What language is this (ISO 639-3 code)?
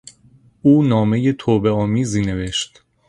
fas